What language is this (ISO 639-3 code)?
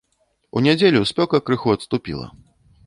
bel